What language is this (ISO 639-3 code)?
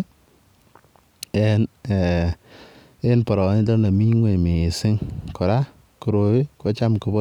kln